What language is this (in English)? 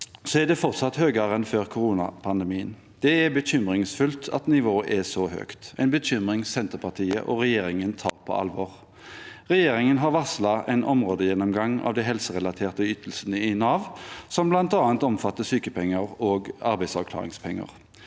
Norwegian